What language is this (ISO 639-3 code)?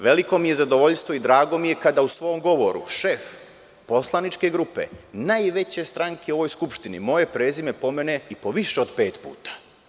srp